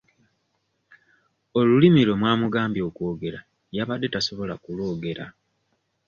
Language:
Ganda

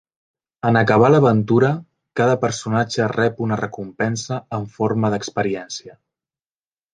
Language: Catalan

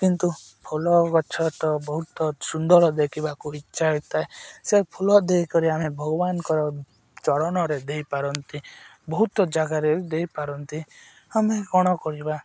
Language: Odia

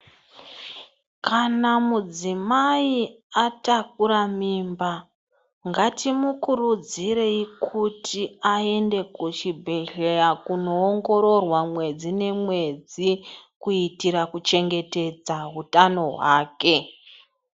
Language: Ndau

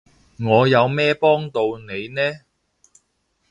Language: Cantonese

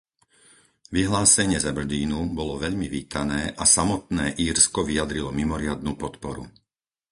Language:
Slovak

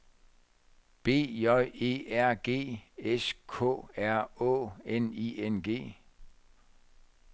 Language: Danish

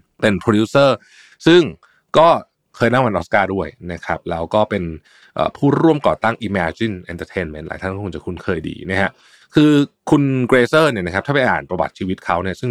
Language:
Thai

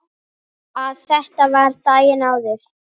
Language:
Icelandic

